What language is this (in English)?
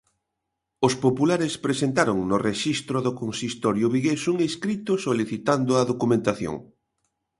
Galician